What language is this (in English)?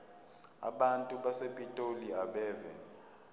Zulu